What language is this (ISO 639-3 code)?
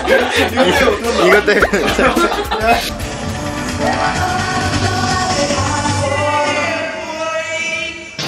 kor